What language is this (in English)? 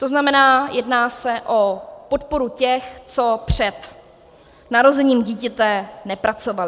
Czech